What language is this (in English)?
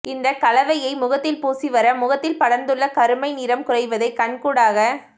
Tamil